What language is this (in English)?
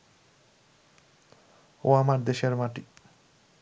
Bangla